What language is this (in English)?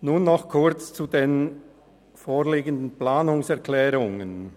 Swiss German